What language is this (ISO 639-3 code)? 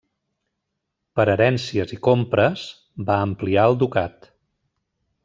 cat